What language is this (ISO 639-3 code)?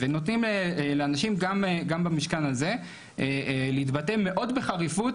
heb